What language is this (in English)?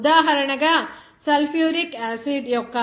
Telugu